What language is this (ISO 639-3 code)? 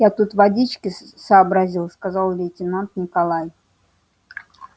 rus